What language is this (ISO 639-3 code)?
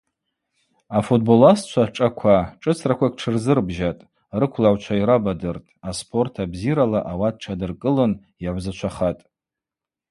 abq